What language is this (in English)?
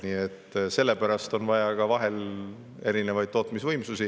Estonian